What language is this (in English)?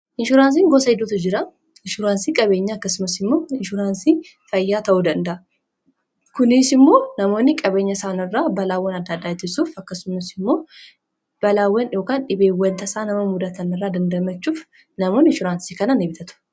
Oromo